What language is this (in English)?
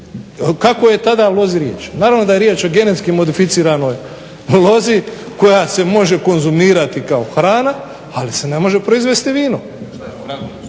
Croatian